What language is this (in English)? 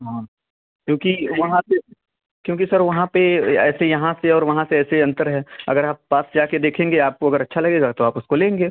Hindi